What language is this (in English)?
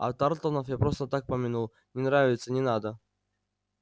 Russian